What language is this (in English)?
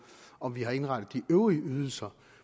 Danish